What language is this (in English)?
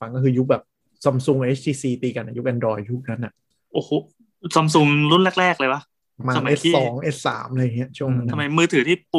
Thai